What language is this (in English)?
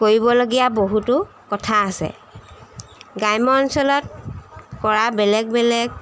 Assamese